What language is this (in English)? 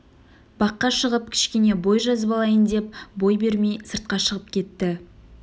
Kazakh